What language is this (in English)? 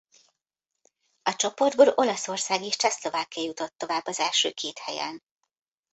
Hungarian